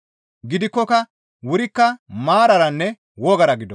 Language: Gamo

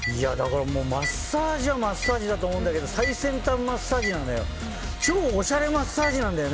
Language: Japanese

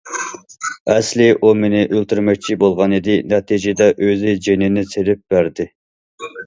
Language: Uyghur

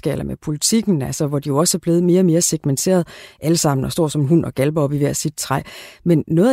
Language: Danish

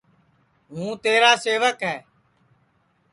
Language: Sansi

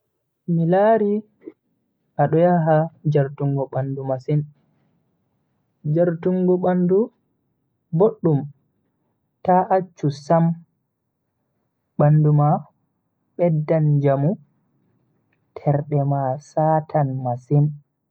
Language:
Bagirmi Fulfulde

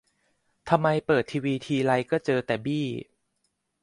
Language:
Thai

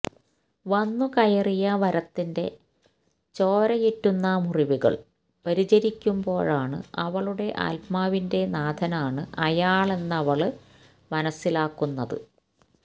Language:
Malayalam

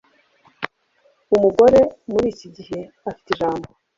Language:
Kinyarwanda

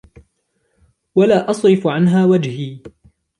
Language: Arabic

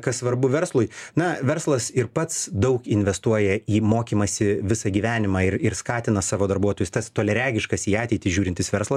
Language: Lithuanian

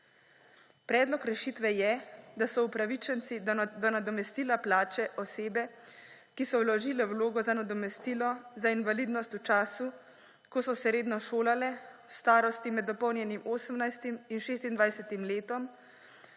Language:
Slovenian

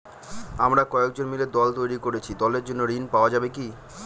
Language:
Bangla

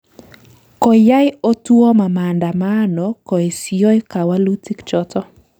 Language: Kalenjin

